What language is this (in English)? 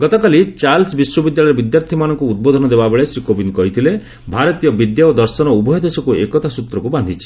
Odia